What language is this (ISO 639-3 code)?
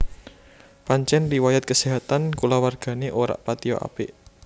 jav